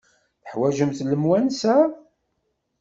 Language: Kabyle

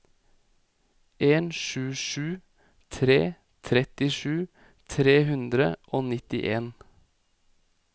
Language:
Norwegian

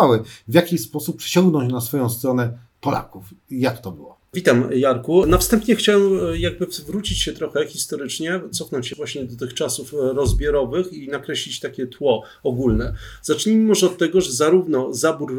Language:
Polish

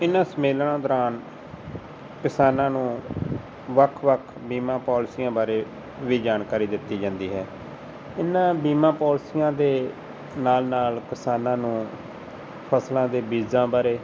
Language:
Punjabi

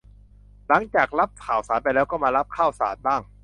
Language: Thai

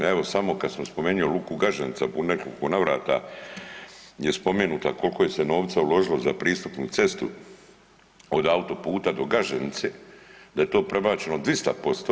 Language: Croatian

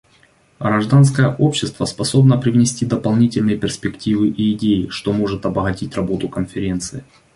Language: Russian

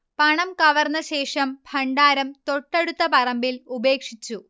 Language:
Malayalam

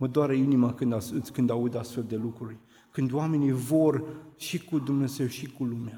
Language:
Romanian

